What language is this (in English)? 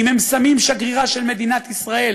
Hebrew